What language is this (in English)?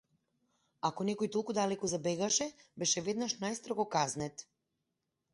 Macedonian